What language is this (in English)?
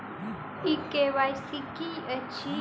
Maithili